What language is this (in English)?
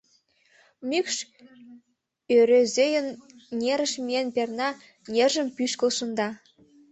Mari